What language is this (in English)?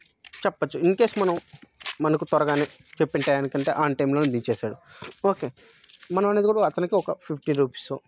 Telugu